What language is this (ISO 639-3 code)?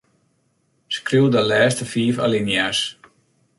fry